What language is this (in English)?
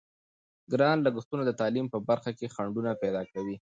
Pashto